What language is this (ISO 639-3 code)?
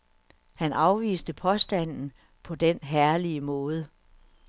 dan